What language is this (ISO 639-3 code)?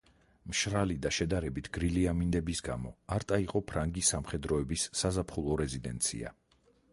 kat